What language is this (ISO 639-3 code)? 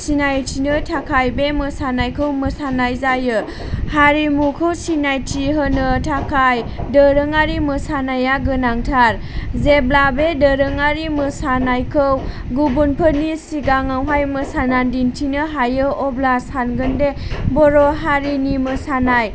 brx